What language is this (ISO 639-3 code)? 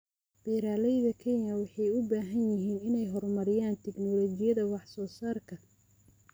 som